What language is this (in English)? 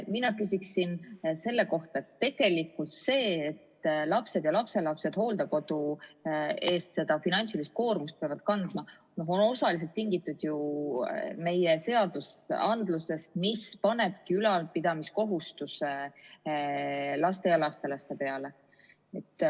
Estonian